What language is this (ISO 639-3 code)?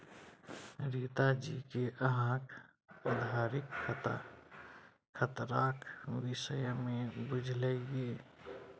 mai